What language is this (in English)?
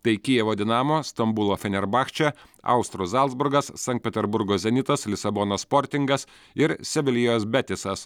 Lithuanian